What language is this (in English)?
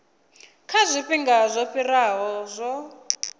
Venda